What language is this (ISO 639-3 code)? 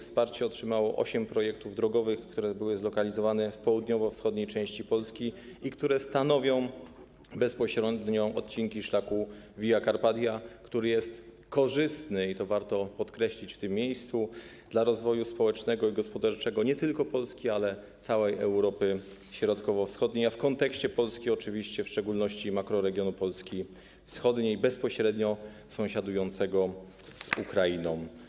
pol